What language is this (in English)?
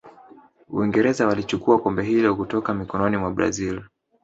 Swahili